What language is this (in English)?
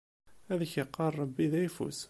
Kabyle